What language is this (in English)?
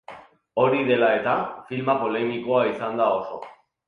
Basque